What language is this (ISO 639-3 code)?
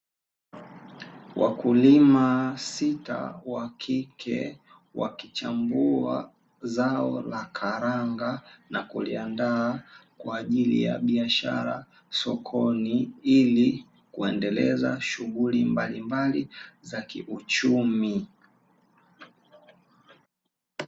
swa